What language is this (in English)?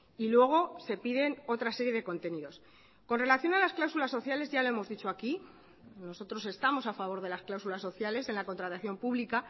Spanish